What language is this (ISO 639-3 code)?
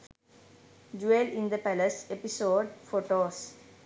sin